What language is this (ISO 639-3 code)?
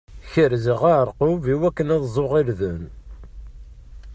kab